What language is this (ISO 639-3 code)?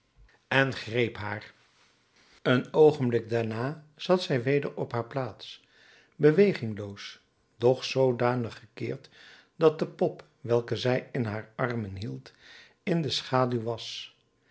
nld